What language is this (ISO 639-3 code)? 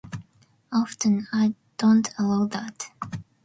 eng